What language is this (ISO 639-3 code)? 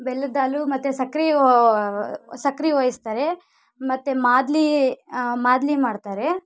kan